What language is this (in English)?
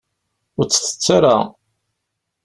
Kabyle